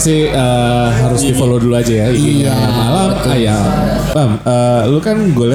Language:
Indonesian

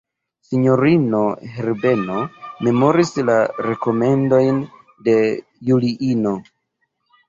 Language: Esperanto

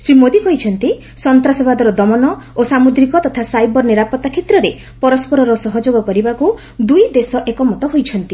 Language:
Odia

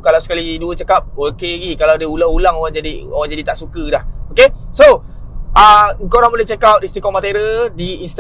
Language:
Malay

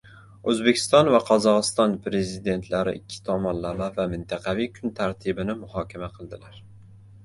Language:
Uzbek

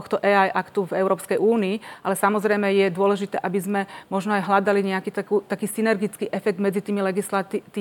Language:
Slovak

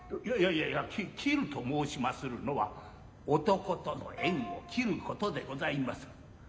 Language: Japanese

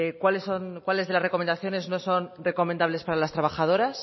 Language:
Spanish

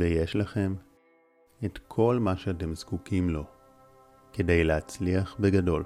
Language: Hebrew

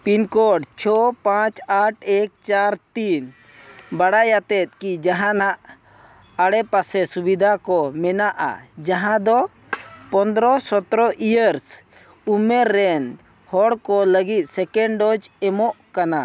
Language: Santali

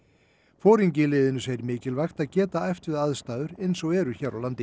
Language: Icelandic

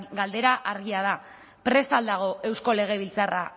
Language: Basque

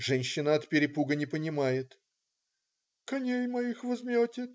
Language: Russian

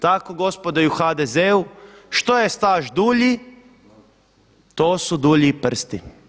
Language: Croatian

